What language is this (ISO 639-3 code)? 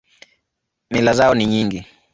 swa